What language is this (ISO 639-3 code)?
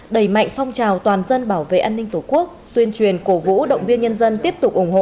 vie